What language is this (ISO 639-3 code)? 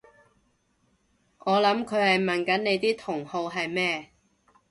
yue